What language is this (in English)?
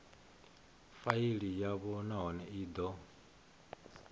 Venda